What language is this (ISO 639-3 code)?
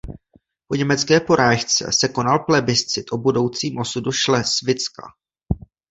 ces